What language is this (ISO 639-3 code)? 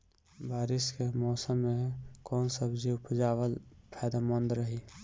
bho